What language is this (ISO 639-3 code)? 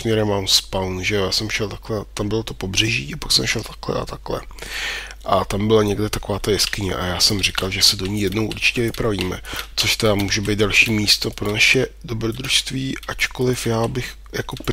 ces